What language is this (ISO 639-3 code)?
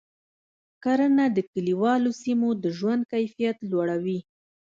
pus